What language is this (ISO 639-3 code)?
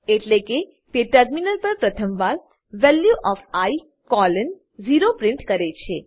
guj